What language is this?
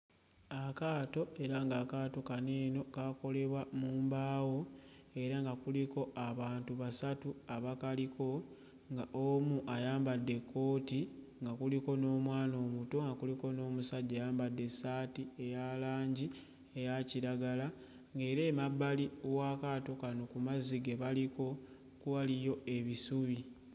Ganda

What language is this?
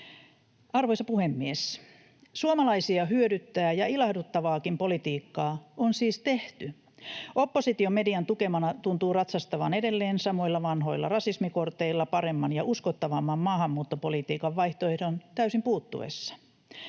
Finnish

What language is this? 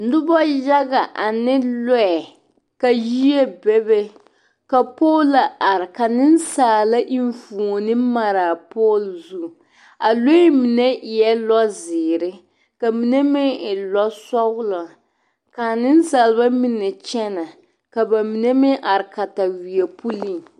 Southern Dagaare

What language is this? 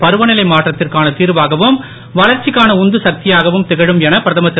Tamil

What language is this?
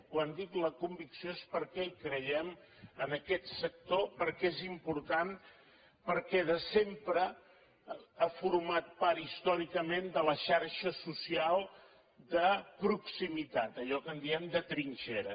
Catalan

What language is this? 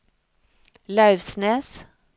Norwegian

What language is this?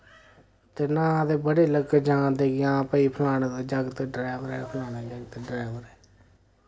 Dogri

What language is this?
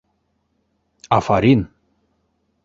Bashkir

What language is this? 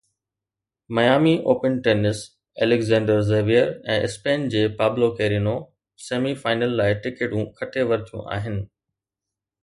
Sindhi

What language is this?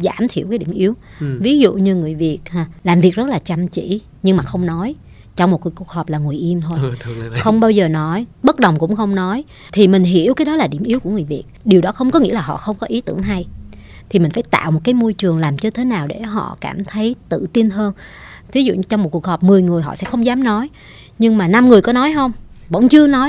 Vietnamese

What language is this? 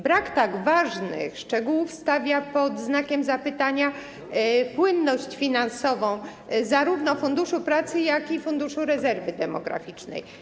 Polish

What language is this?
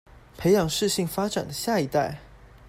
Chinese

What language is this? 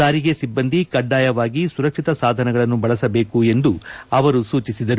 Kannada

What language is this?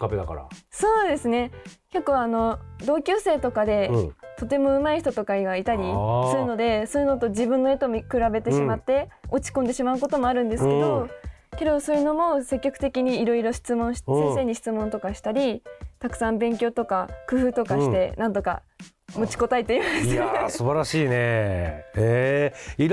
Japanese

